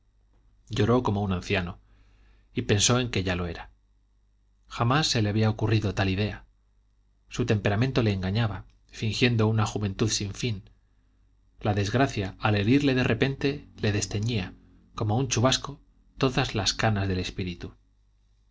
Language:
Spanish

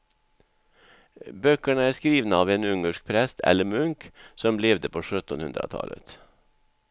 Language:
Swedish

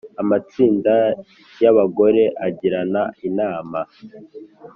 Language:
Kinyarwanda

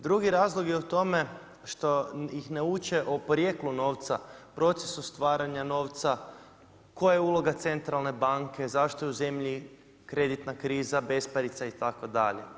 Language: Croatian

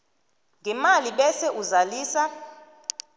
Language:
South Ndebele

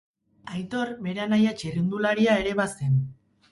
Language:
Basque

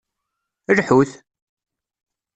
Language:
Kabyle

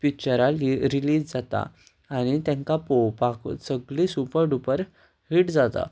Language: Konkani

